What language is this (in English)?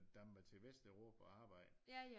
Danish